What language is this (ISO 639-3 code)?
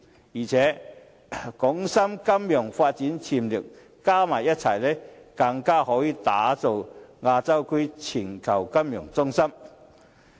yue